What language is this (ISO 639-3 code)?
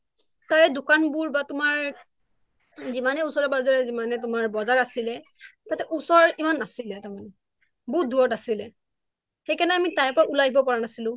asm